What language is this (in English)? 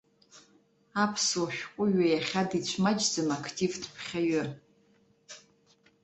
Abkhazian